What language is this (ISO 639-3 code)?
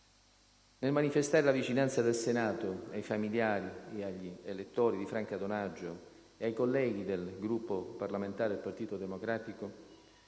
ita